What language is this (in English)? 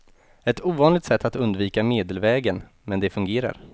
Swedish